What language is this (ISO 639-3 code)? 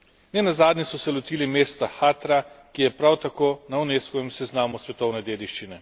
slv